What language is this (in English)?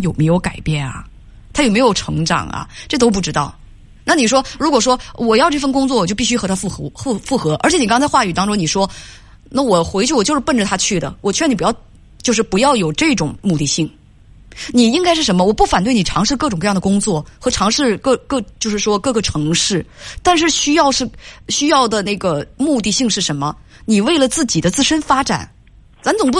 Chinese